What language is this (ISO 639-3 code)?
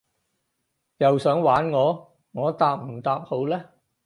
yue